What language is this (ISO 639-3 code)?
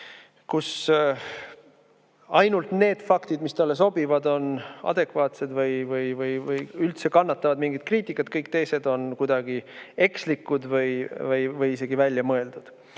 est